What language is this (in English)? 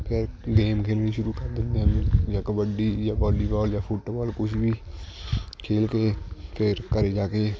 Punjabi